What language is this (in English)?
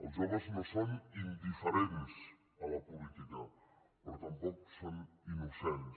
Catalan